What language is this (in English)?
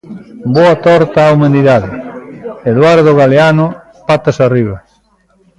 Galician